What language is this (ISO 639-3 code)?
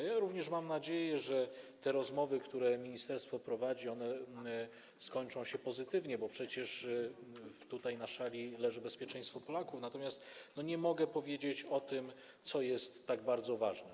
pol